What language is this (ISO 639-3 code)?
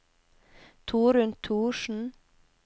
nor